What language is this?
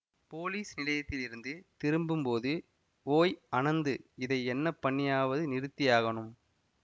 Tamil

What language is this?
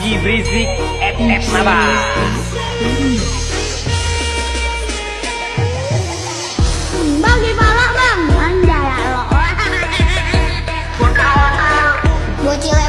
Indonesian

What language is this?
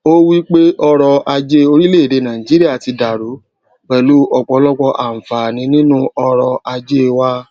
Yoruba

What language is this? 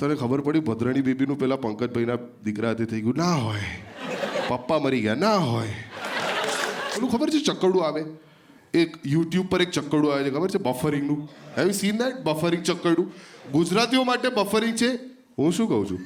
Gujarati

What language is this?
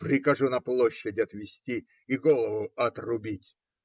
Russian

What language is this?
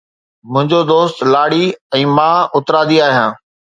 Sindhi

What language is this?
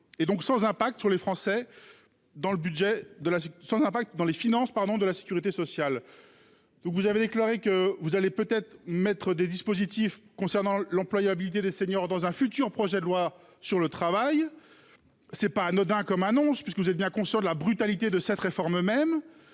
French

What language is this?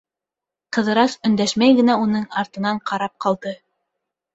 Bashkir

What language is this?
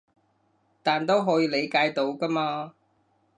Cantonese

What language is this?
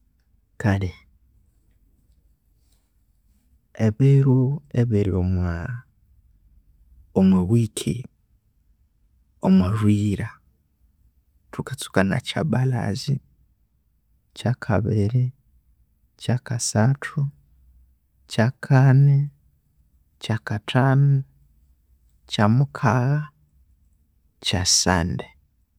Konzo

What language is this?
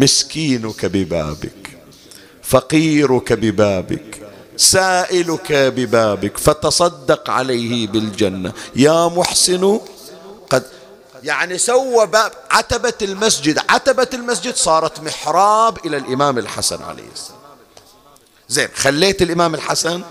Arabic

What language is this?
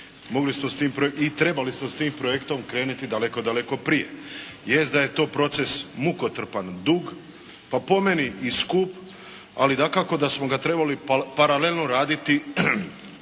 Croatian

